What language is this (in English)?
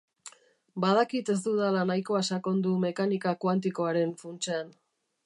Basque